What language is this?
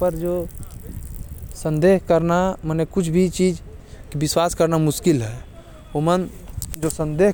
Korwa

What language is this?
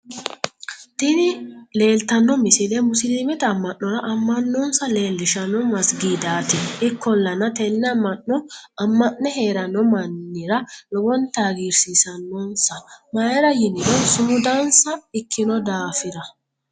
Sidamo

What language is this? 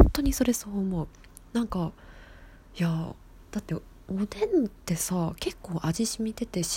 Japanese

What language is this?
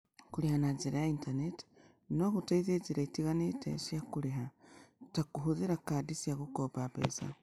Kikuyu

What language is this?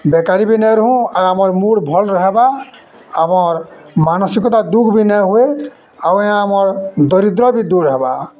Odia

